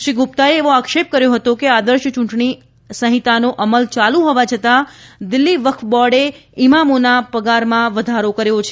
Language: Gujarati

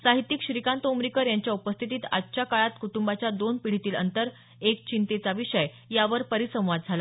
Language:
Marathi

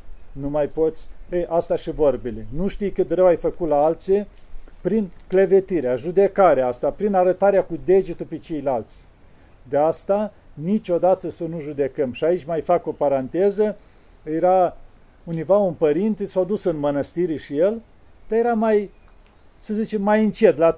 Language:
Romanian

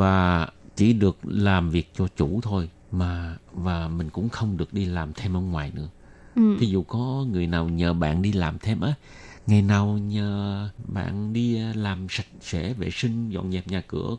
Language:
Vietnamese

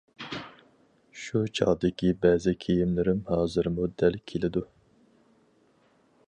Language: Uyghur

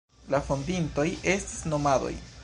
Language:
Esperanto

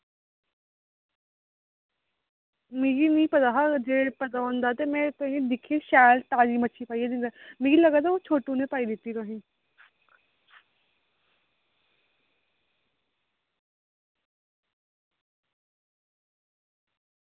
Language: Dogri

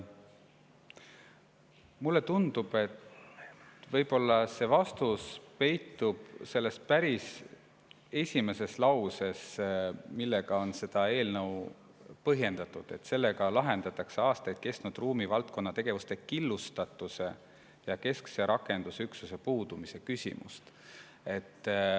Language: Estonian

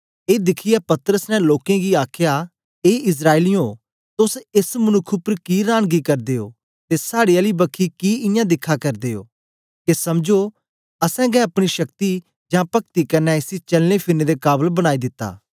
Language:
Dogri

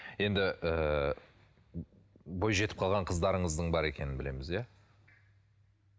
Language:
Kazakh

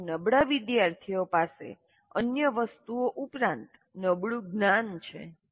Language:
Gujarati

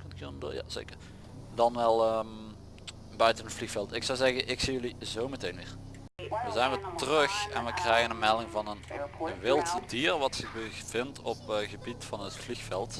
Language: Dutch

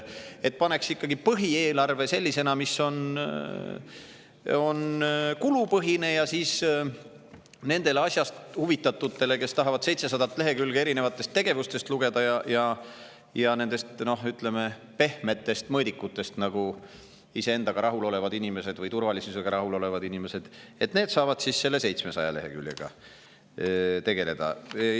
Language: Estonian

